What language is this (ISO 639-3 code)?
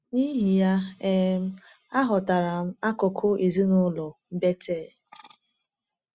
ibo